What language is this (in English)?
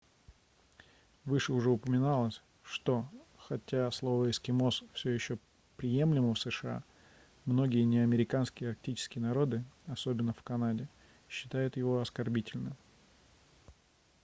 Russian